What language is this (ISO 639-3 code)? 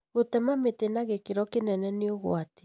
kik